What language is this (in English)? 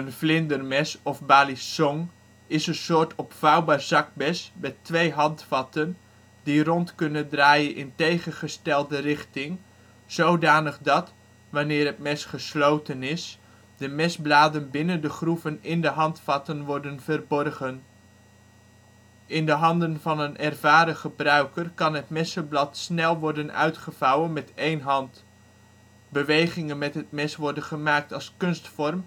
Dutch